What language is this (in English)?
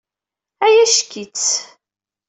Kabyle